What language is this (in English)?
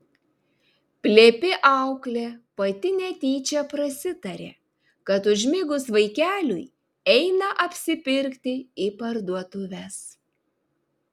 Lithuanian